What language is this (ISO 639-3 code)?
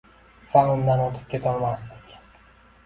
uzb